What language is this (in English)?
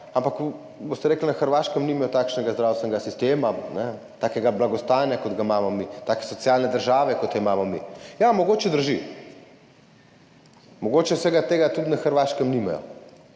Slovenian